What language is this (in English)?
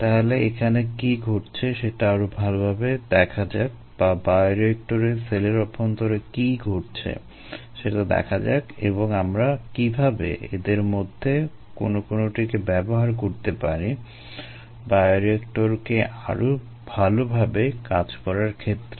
Bangla